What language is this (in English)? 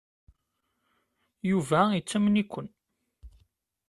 Kabyle